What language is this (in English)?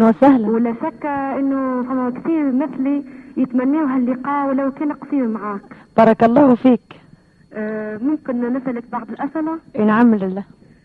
Arabic